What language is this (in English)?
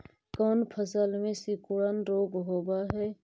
Magahi